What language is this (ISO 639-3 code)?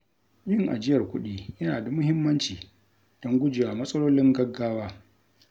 hau